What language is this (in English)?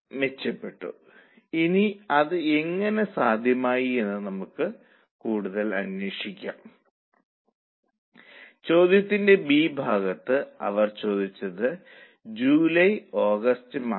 Malayalam